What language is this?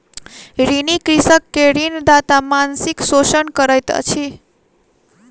Maithili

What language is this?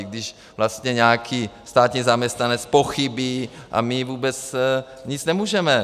Czech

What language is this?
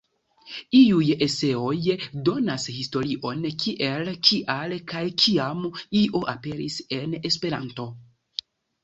Esperanto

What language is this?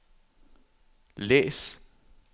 Danish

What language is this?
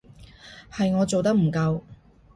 Cantonese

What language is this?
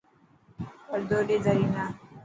Dhatki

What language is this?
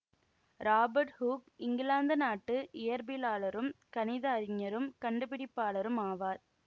Tamil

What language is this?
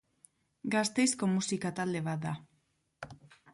Basque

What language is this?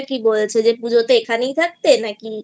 Bangla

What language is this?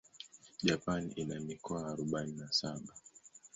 Swahili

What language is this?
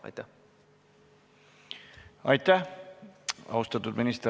Estonian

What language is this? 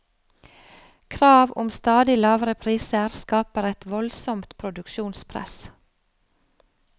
Norwegian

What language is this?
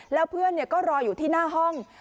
Thai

